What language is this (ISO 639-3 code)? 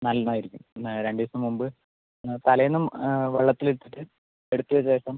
mal